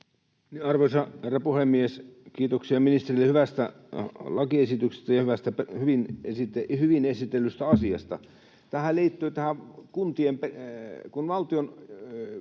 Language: Finnish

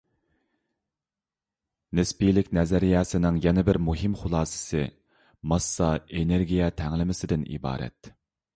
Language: Uyghur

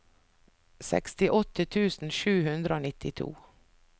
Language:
Norwegian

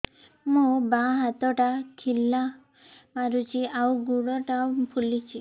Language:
Odia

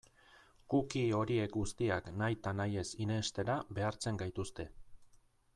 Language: Basque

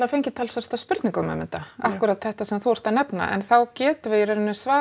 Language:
Icelandic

